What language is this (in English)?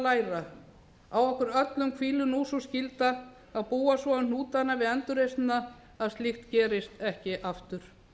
Icelandic